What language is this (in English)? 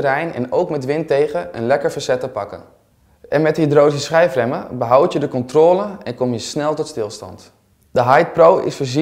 Dutch